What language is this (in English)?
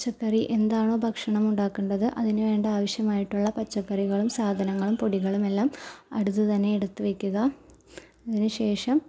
Malayalam